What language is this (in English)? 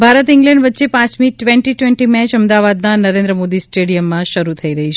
Gujarati